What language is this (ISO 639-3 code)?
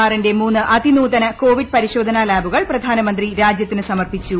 mal